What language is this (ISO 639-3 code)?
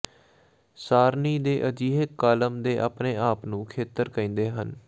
pan